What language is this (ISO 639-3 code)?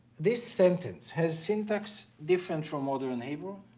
eng